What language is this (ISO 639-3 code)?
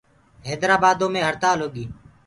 ggg